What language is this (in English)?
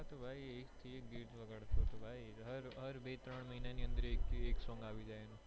Gujarati